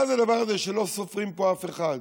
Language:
Hebrew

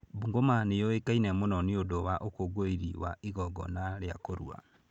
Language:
Kikuyu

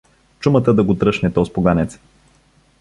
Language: Bulgarian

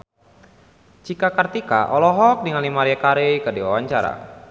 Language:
Sundanese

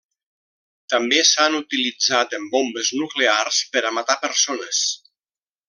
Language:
Catalan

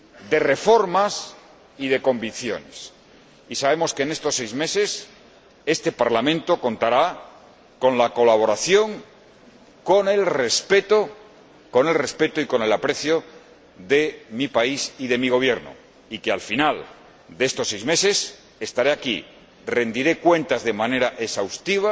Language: Spanish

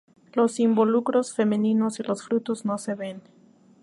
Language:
Spanish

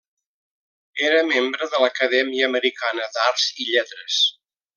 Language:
Catalan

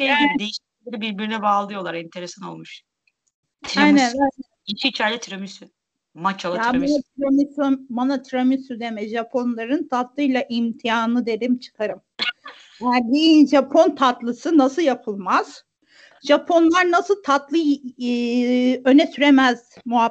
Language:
Turkish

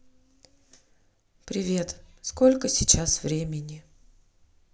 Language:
Russian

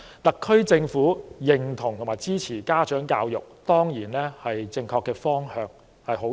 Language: Cantonese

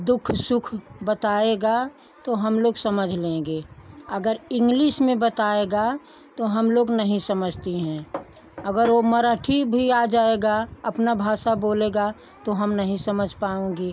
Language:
Hindi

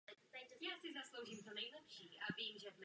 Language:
Czech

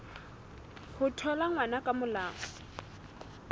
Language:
Southern Sotho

